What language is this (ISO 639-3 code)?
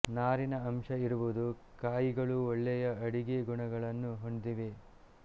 kan